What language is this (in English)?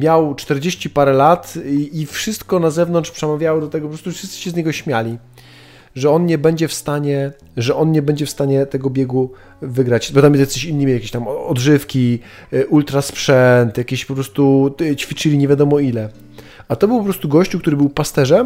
Polish